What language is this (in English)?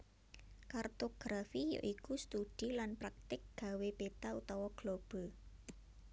Javanese